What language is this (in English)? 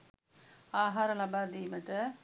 Sinhala